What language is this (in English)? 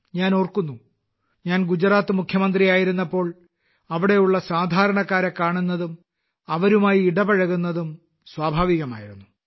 Malayalam